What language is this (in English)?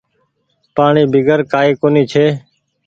Goaria